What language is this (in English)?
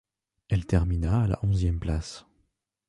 French